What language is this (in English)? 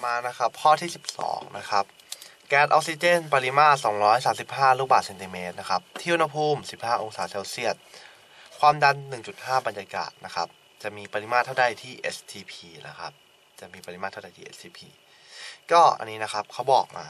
Thai